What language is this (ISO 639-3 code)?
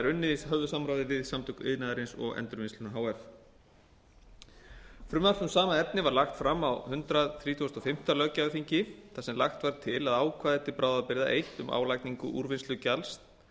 isl